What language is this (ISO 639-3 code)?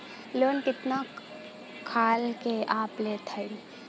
bho